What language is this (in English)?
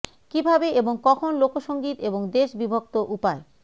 Bangla